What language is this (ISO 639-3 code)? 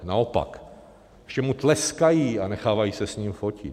ces